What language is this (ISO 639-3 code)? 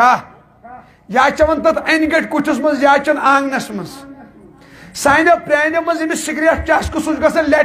ara